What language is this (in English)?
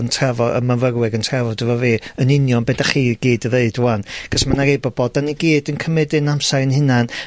Welsh